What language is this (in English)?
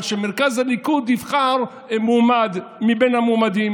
Hebrew